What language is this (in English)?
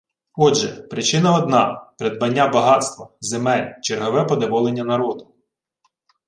Ukrainian